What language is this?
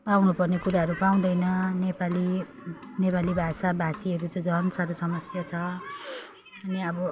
Nepali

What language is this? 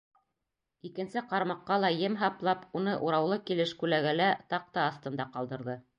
Bashkir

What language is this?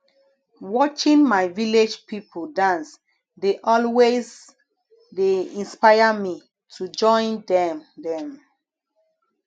Nigerian Pidgin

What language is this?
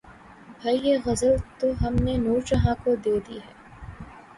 Urdu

